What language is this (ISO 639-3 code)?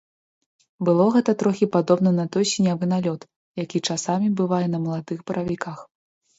bel